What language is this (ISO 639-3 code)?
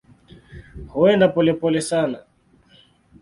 swa